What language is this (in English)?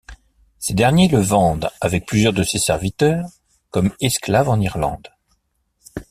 French